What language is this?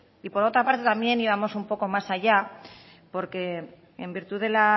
Spanish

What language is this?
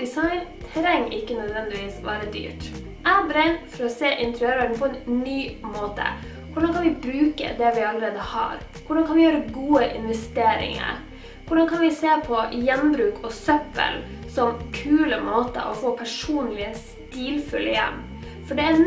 Norwegian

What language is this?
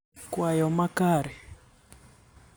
Luo (Kenya and Tanzania)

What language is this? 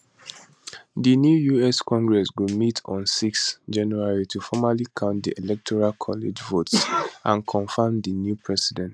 Nigerian Pidgin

